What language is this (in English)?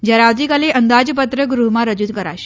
Gujarati